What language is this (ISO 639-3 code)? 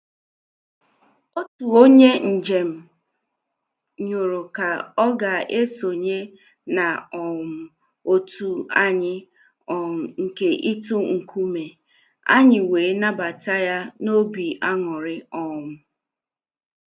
ibo